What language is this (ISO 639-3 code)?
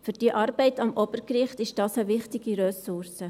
gsw